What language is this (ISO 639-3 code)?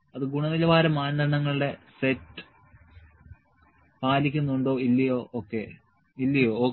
mal